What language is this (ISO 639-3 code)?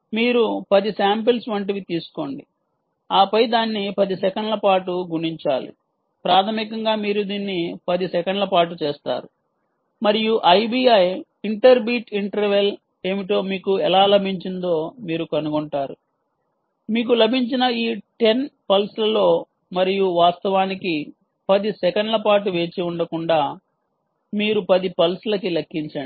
tel